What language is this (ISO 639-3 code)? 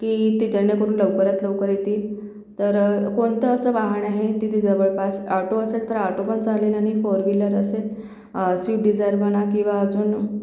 mar